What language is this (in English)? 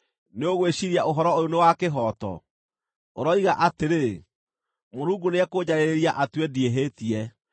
Kikuyu